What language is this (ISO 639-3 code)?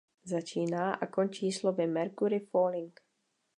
ces